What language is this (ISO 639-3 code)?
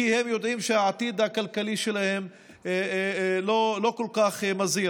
heb